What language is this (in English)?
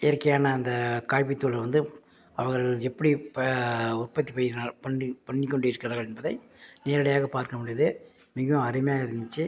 Tamil